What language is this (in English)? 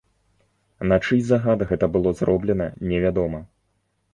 Belarusian